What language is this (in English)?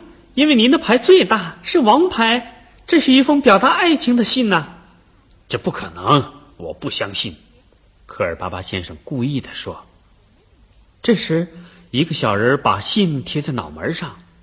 Chinese